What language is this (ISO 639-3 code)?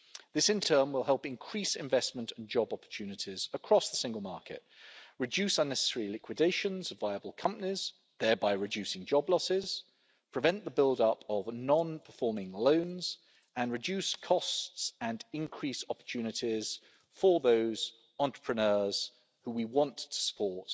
eng